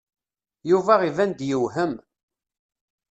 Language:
Kabyle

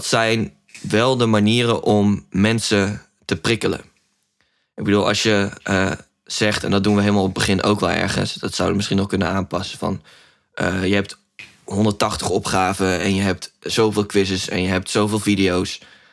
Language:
Dutch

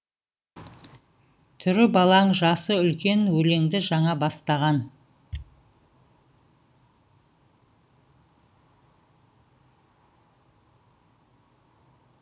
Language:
Kazakh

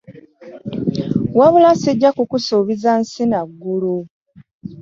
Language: Ganda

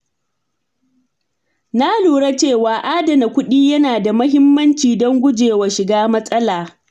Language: Hausa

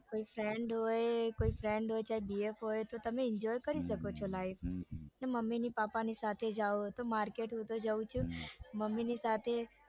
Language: Gujarati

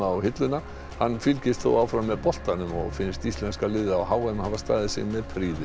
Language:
Icelandic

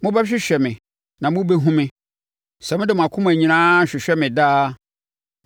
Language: Akan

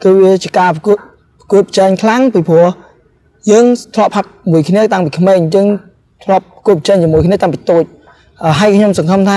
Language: Thai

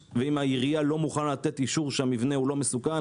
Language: Hebrew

